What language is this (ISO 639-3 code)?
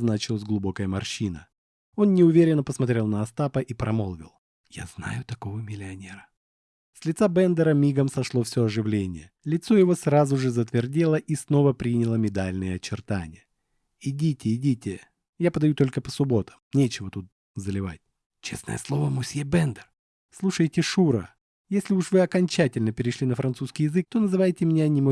rus